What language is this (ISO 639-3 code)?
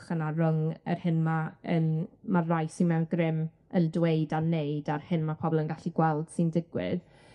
cym